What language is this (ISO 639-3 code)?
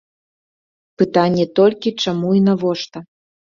bel